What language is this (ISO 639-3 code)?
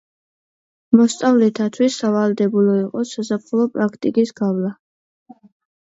kat